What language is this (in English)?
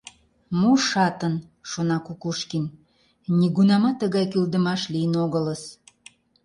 Mari